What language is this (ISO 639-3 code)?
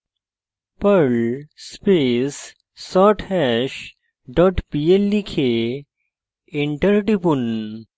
ben